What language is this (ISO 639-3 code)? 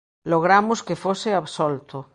glg